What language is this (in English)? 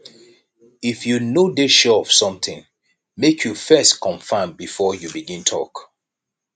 Nigerian Pidgin